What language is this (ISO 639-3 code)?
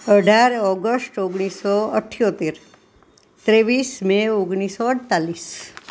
guj